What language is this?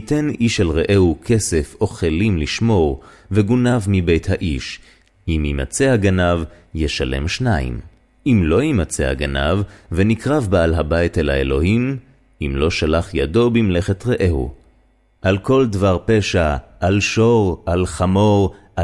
Hebrew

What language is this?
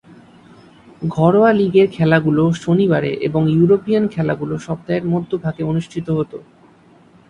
Bangla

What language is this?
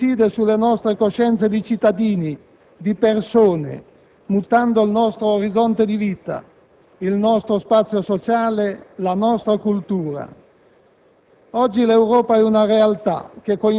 Italian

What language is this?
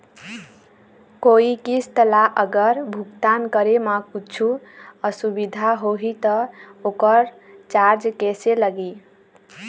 Chhattisgarhi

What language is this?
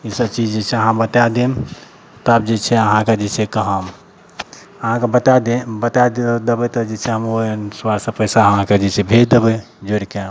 Maithili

